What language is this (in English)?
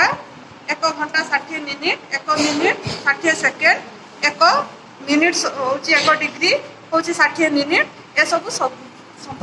Odia